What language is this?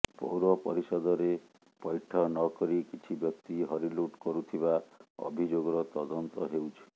Odia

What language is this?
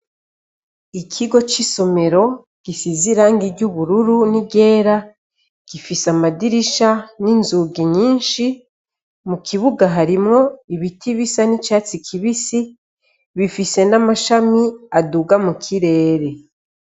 Rundi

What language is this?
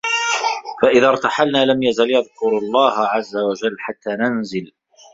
Arabic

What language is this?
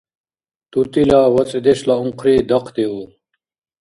Dargwa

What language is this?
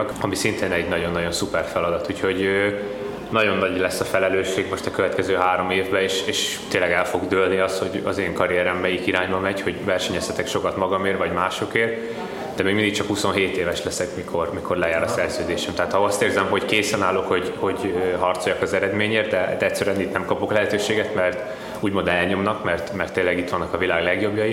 Hungarian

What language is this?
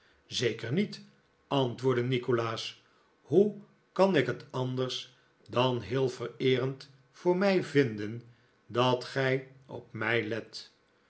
Dutch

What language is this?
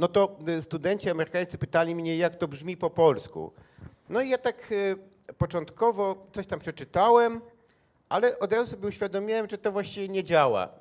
Polish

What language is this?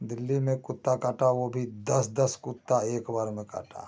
Hindi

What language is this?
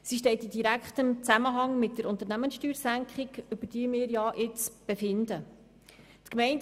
Swiss German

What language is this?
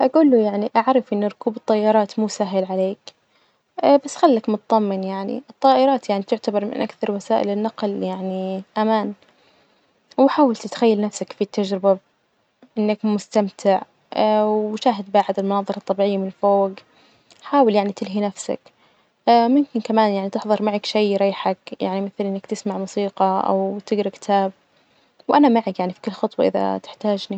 Najdi Arabic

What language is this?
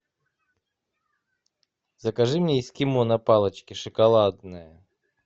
Russian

